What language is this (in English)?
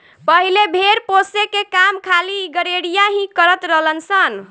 Bhojpuri